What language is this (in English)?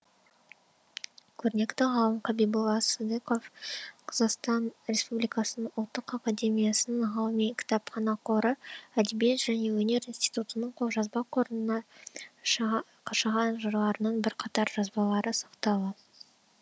Kazakh